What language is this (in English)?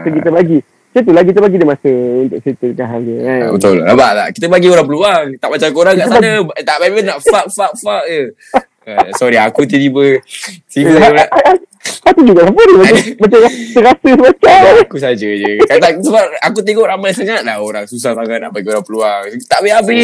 Malay